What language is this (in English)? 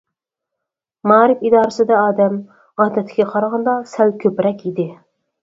Uyghur